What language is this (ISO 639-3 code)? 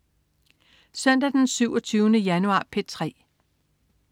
dan